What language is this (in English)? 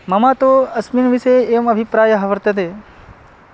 Sanskrit